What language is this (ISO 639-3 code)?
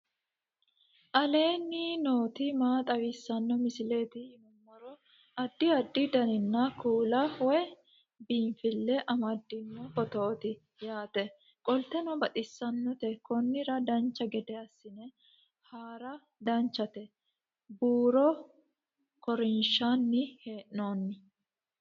sid